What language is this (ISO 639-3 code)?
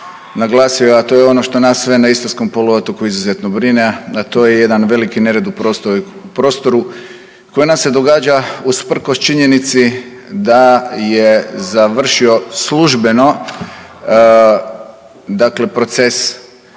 hrv